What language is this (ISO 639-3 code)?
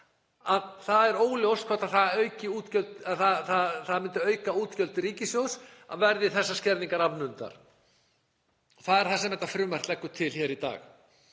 isl